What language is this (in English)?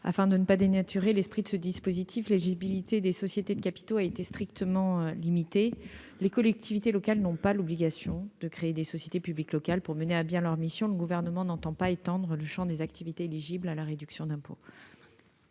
French